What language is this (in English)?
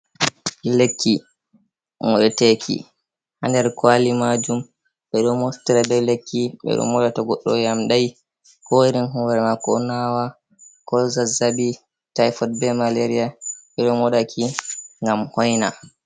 Fula